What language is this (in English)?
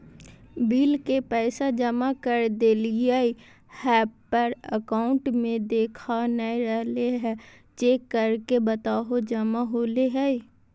Magahi